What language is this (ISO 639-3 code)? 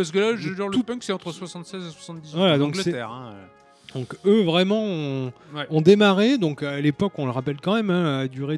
fra